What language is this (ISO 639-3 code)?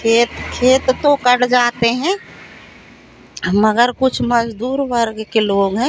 hin